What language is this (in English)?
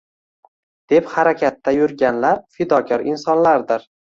Uzbek